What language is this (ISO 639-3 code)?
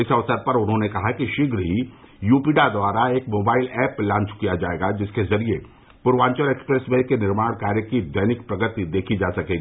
hin